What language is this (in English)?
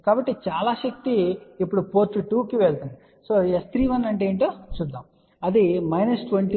Telugu